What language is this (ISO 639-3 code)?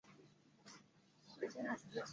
zho